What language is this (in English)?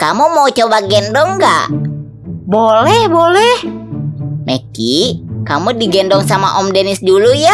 Indonesian